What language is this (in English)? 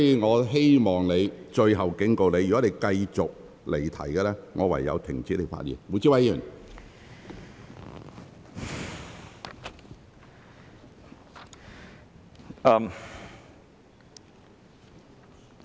Cantonese